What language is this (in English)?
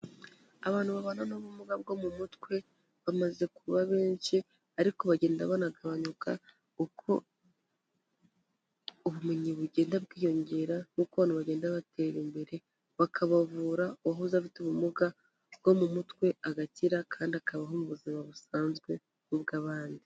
Kinyarwanda